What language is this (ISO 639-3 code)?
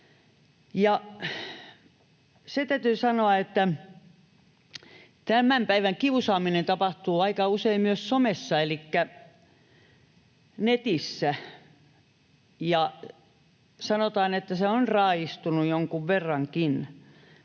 fin